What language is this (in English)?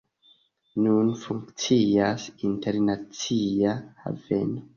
Esperanto